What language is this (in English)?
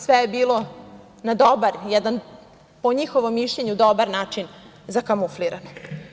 Serbian